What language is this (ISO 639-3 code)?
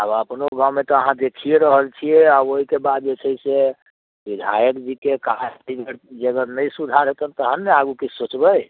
mai